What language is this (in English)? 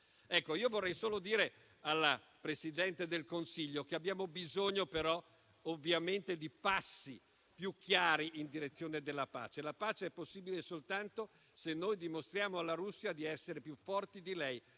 Italian